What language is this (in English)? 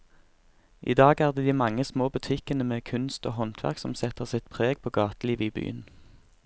Norwegian